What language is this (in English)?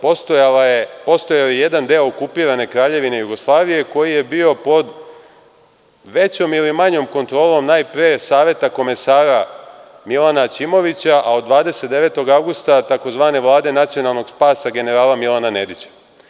Serbian